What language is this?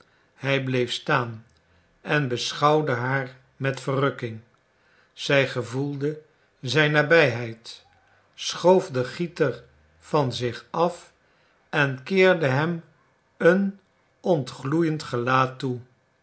Dutch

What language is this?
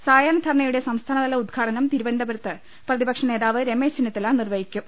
Malayalam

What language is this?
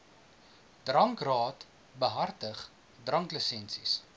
Afrikaans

